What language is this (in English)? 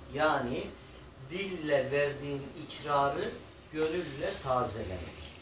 Turkish